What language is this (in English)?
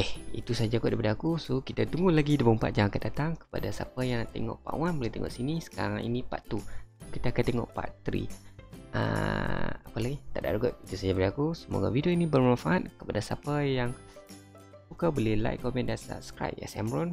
Malay